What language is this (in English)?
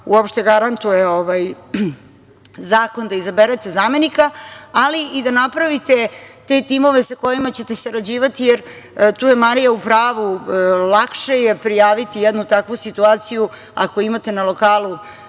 Serbian